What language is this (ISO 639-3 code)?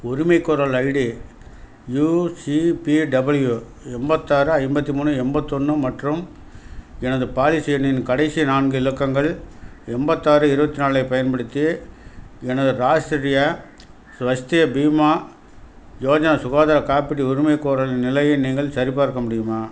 tam